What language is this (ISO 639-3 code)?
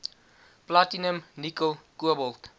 afr